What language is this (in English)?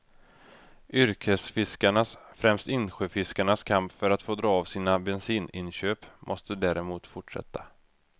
Swedish